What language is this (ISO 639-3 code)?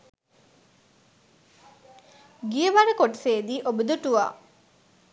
sin